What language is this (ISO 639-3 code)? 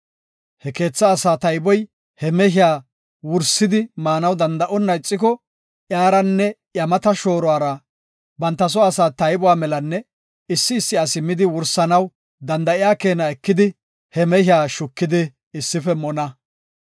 gof